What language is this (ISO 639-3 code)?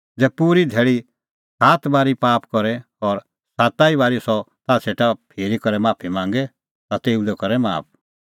kfx